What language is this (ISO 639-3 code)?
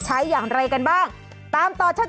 tha